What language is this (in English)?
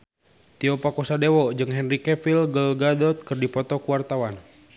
Sundanese